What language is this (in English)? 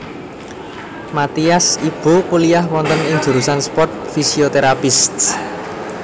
Javanese